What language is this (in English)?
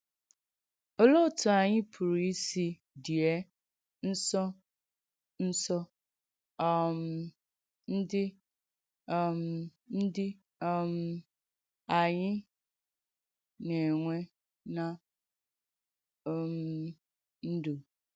Igbo